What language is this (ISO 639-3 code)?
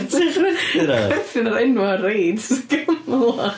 cym